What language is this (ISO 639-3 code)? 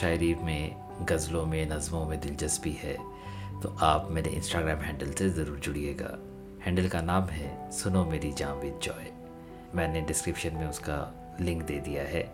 hin